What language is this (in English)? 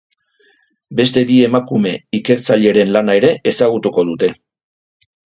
Basque